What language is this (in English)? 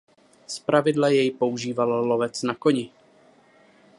Czech